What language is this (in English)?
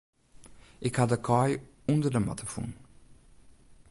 Western Frisian